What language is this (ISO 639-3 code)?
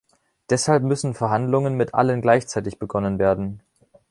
deu